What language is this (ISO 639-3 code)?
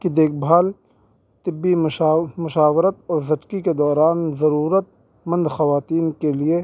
urd